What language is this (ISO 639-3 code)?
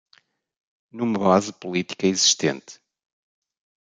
por